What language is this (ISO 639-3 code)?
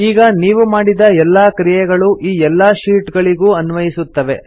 kan